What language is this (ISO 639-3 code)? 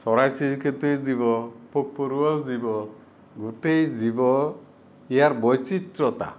asm